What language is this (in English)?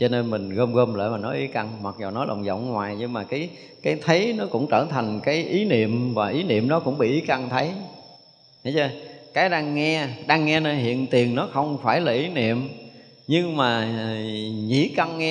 Vietnamese